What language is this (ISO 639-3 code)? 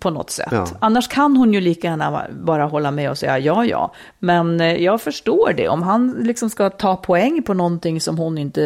swe